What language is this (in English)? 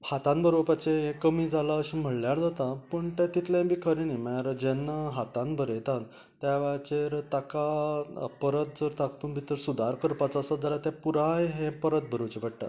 Konkani